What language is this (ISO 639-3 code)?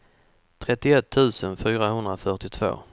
swe